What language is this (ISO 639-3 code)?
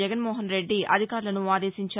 tel